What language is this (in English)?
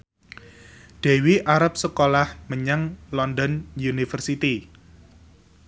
Javanese